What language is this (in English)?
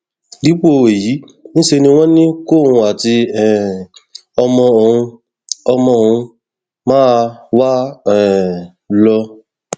Yoruba